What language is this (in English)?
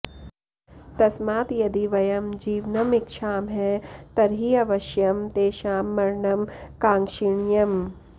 Sanskrit